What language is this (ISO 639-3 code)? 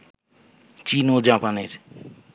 ben